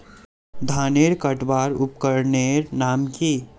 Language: Magahi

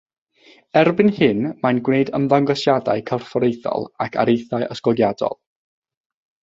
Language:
Welsh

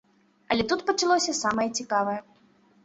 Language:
Belarusian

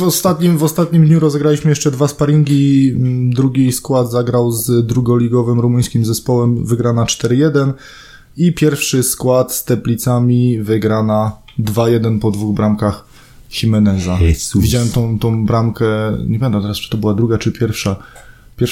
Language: Polish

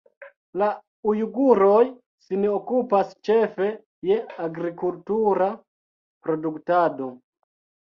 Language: Esperanto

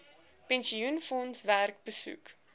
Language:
Afrikaans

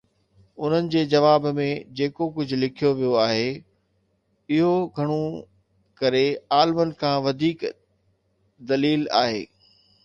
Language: Sindhi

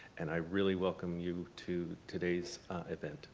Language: English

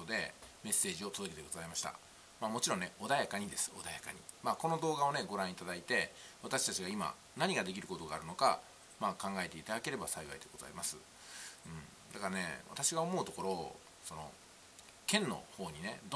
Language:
Japanese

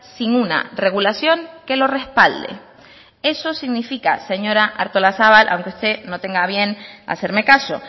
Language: Spanish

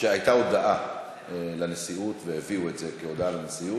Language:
Hebrew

